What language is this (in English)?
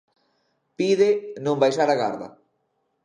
Galician